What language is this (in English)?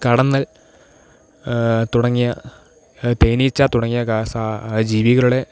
Malayalam